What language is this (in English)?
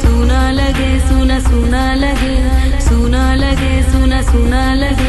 Hindi